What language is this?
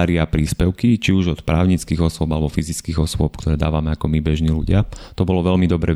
Slovak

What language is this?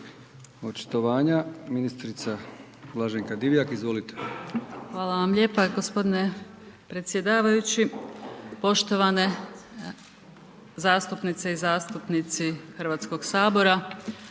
Croatian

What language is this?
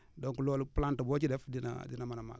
Wolof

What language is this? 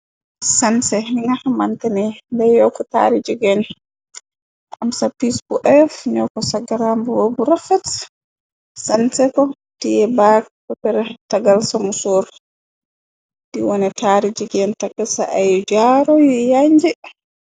Wolof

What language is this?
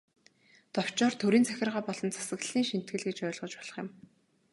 Mongolian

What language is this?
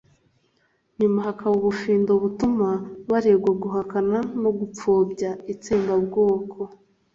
Kinyarwanda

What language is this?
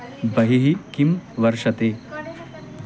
Sanskrit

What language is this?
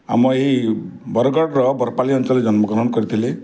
Odia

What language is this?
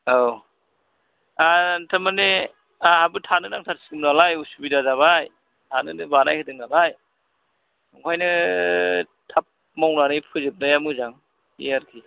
Bodo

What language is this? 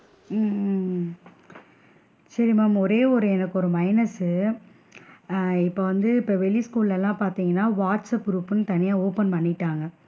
Tamil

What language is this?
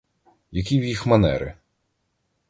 Ukrainian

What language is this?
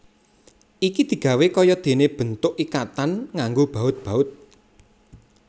Javanese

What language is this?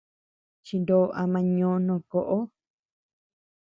Tepeuxila Cuicatec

